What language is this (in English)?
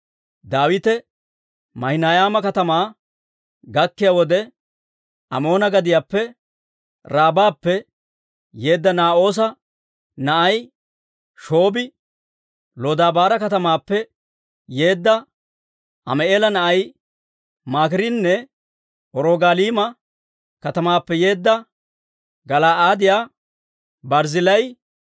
Dawro